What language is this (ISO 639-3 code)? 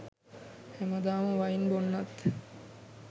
sin